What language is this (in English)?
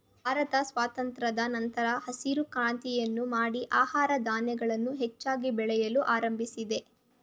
Kannada